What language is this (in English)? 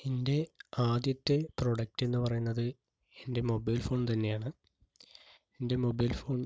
Malayalam